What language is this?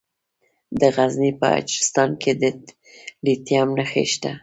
Pashto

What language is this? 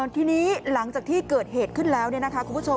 Thai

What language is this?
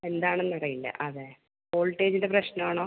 Malayalam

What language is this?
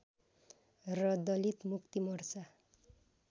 Nepali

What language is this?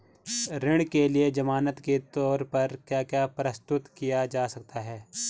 Hindi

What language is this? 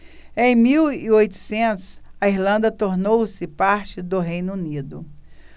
Portuguese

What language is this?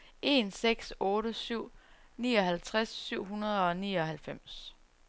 Danish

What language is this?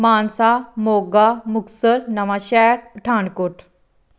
Punjabi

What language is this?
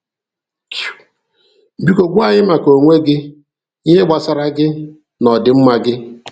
Igbo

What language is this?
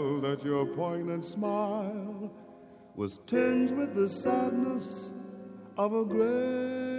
Greek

